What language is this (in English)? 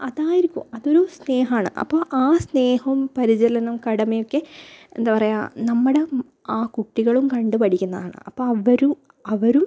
Malayalam